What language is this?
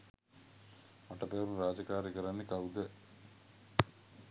Sinhala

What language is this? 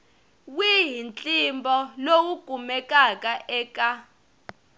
Tsonga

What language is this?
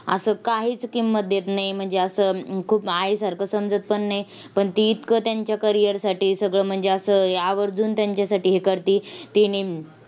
Marathi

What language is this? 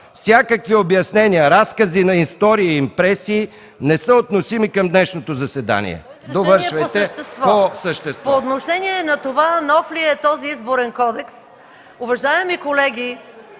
Bulgarian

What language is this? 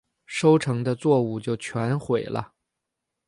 Chinese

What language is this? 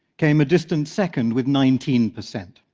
English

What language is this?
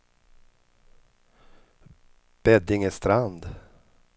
Swedish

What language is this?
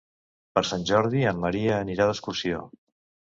Catalan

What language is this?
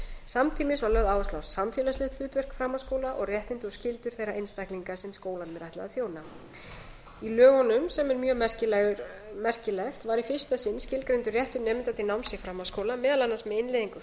Icelandic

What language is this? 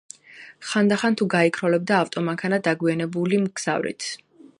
Georgian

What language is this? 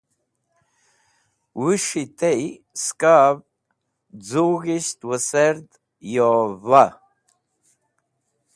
Wakhi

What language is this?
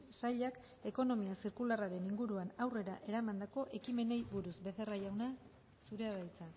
Basque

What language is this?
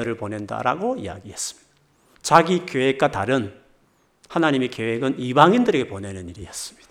Korean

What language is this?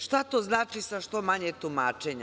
Serbian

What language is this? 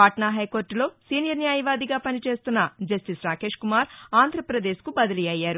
Telugu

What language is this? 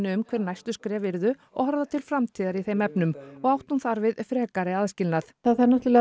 Icelandic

